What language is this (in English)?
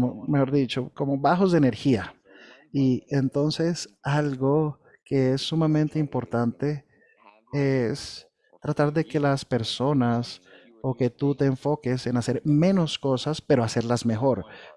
Spanish